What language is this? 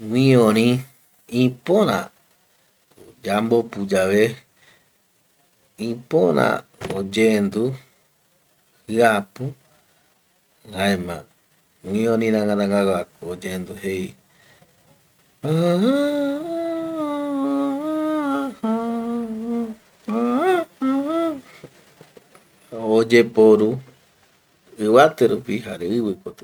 Eastern Bolivian Guaraní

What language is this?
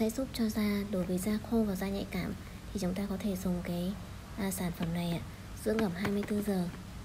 Vietnamese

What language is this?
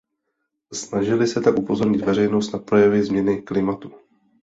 Czech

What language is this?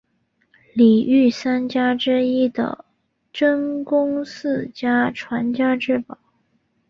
Chinese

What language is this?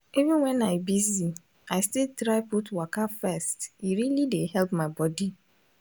Nigerian Pidgin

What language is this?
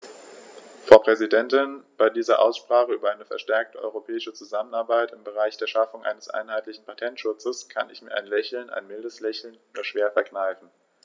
German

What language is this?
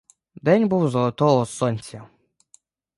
Ukrainian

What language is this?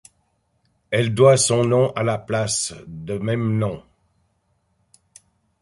French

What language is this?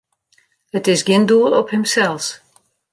Western Frisian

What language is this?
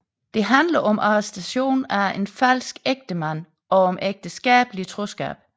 Danish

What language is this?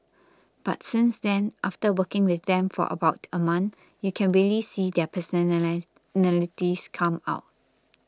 English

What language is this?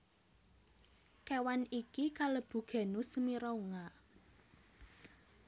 Javanese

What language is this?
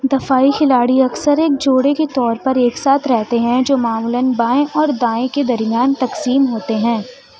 Urdu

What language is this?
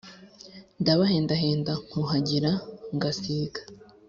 Kinyarwanda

